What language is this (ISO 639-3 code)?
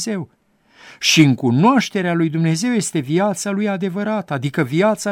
ron